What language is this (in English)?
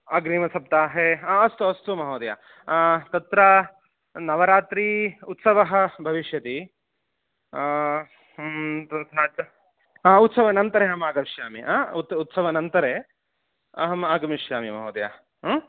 Sanskrit